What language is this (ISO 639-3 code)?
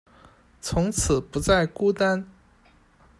zho